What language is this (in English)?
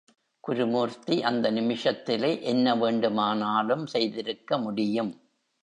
Tamil